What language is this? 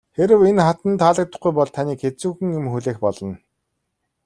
Mongolian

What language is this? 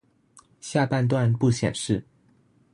Chinese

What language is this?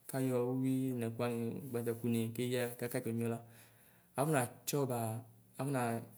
Ikposo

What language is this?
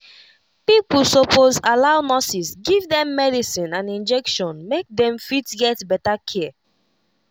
Nigerian Pidgin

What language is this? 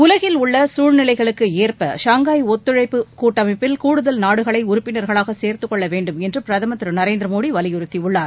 Tamil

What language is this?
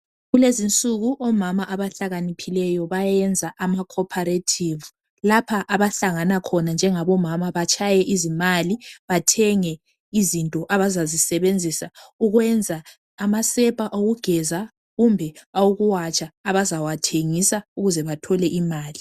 North Ndebele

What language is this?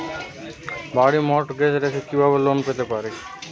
Bangla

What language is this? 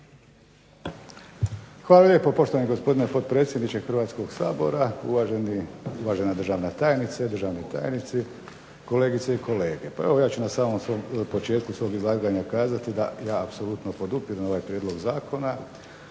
Croatian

